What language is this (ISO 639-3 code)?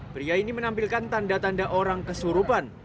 ind